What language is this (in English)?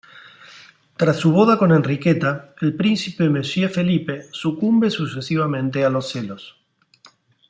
Spanish